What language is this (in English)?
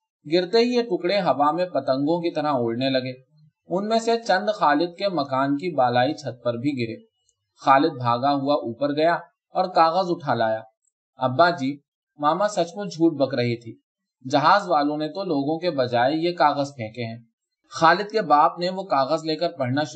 Urdu